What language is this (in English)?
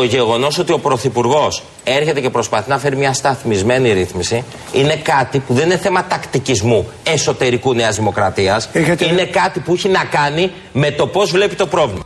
Greek